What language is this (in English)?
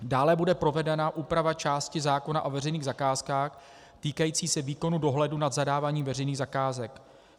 Czech